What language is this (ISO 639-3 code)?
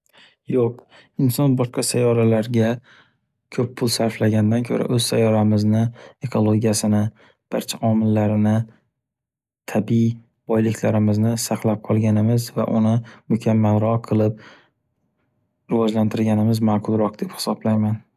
uzb